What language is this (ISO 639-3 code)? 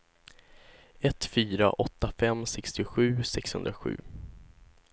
swe